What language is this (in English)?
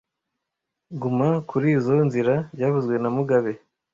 Kinyarwanda